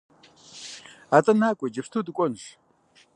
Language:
Kabardian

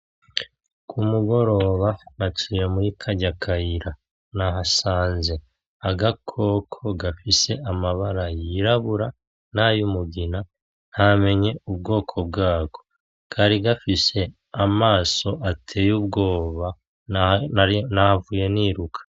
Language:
Rundi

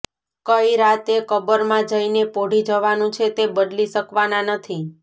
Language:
Gujarati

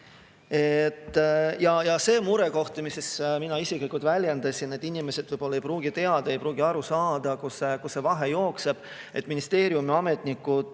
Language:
Estonian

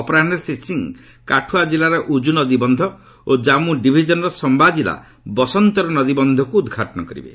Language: Odia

